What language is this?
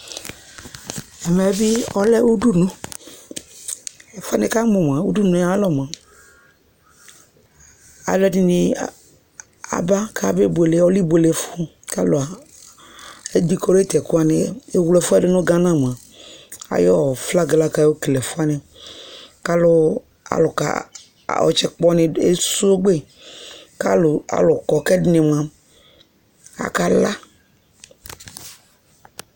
Ikposo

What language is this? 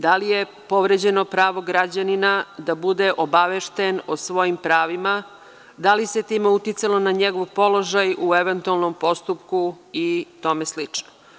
Serbian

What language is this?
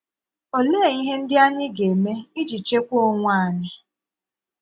Igbo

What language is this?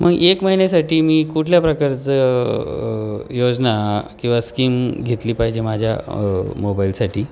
Marathi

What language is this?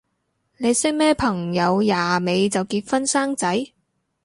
Cantonese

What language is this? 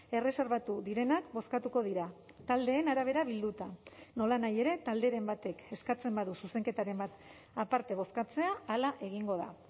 Basque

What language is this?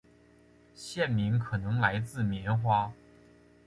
Chinese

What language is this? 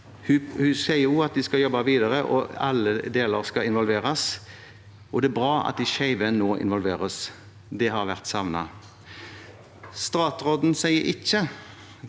Norwegian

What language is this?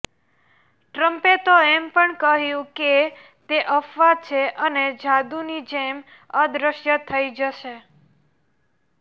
Gujarati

